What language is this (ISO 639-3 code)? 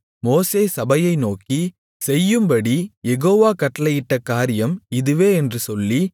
tam